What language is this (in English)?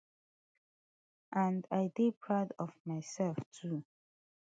Nigerian Pidgin